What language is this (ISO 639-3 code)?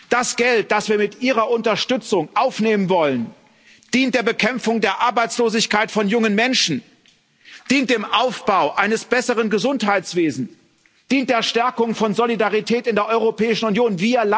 deu